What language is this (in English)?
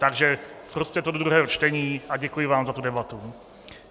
Czech